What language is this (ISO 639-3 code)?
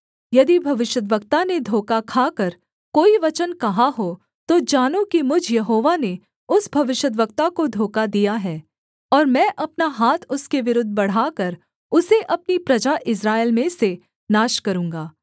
hin